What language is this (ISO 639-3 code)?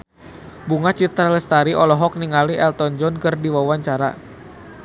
sun